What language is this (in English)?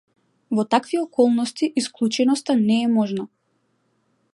Macedonian